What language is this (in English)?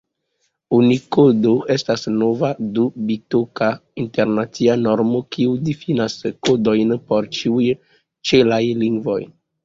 Esperanto